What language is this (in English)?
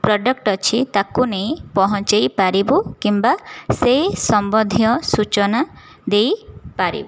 Odia